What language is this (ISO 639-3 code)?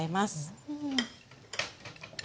jpn